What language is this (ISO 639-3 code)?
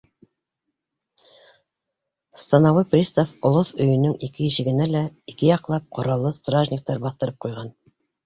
bak